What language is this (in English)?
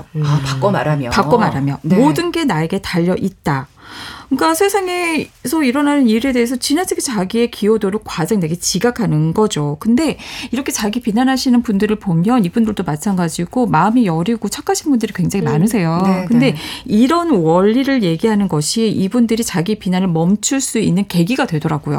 Korean